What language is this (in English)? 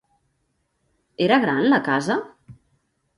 Catalan